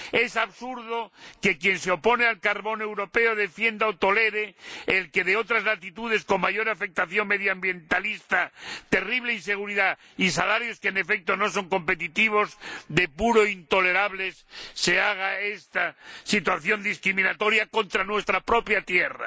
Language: Spanish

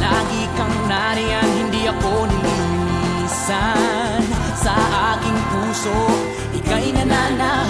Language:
Filipino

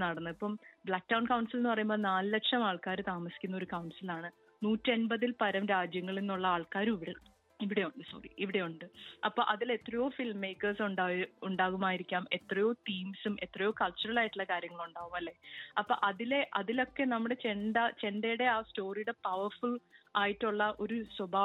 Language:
Malayalam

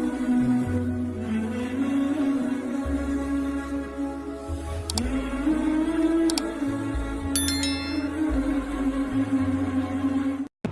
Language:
Malay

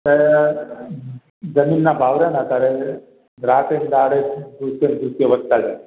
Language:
Gujarati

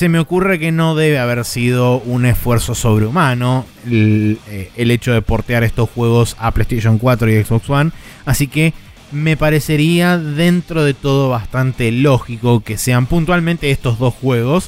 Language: Spanish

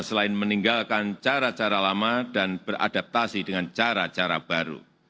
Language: Indonesian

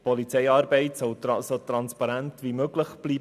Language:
Swiss German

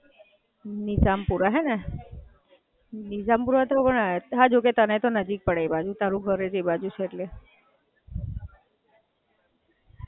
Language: Gujarati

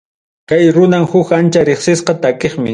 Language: Ayacucho Quechua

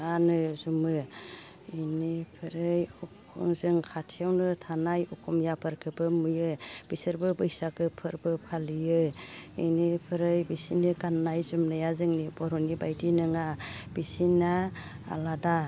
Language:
Bodo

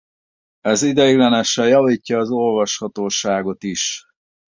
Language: Hungarian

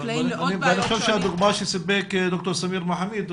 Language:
Hebrew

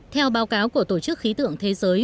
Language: Vietnamese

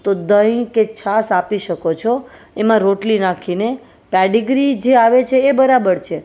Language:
Gujarati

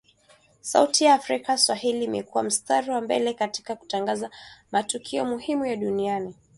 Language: Swahili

